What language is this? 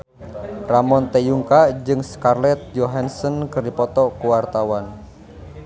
Sundanese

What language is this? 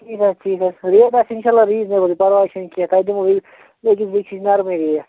Kashmiri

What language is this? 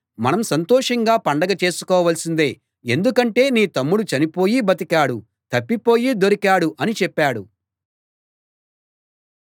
Telugu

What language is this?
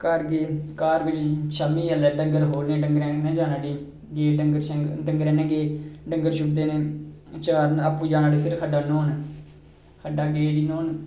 Dogri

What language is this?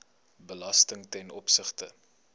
Afrikaans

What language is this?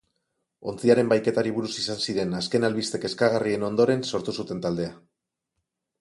Basque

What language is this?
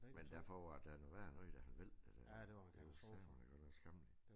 Danish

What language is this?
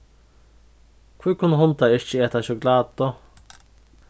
Faroese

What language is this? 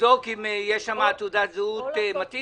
Hebrew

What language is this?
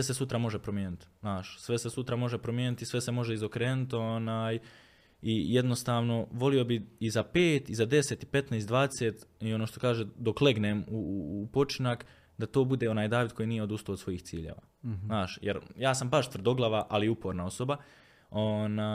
Croatian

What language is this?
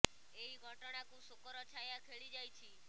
Odia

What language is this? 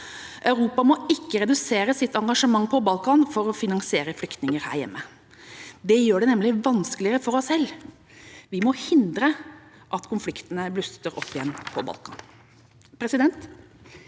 Norwegian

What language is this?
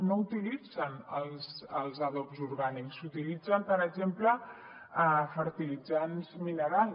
Catalan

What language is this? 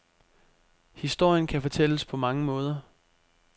Danish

